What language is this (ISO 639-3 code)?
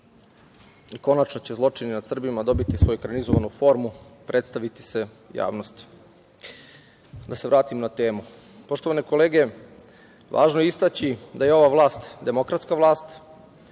srp